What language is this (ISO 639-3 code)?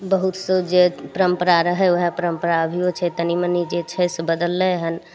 mai